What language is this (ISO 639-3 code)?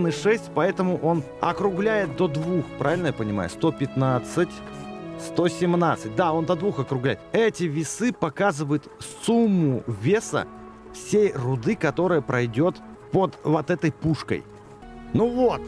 rus